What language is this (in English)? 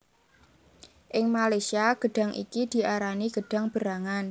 Javanese